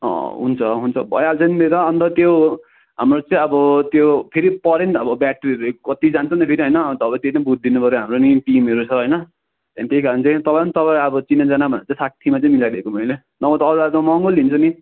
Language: Nepali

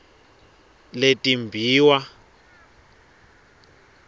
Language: Swati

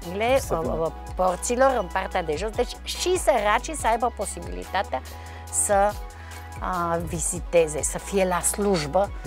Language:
Romanian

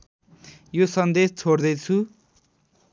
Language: Nepali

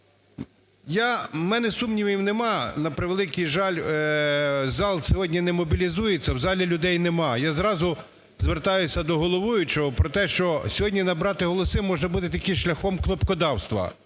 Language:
Ukrainian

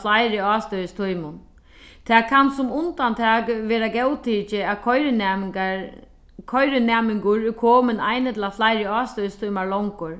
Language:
Faroese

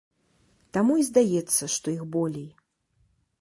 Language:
Belarusian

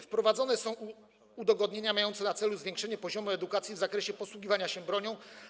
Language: Polish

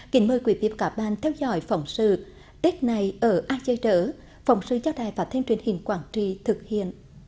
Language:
Vietnamese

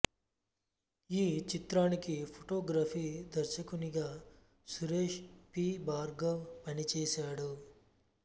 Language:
Telugu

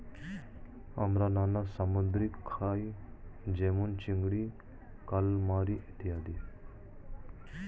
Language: Bangla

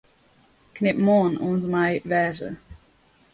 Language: Western Frisian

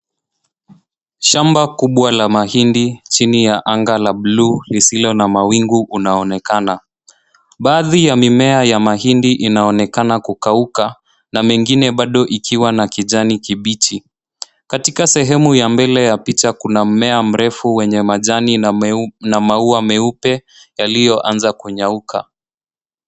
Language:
Swahili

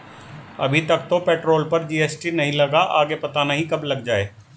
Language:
Hindi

